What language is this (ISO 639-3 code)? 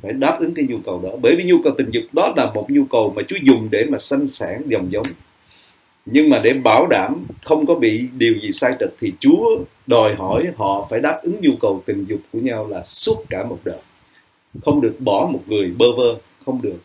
vie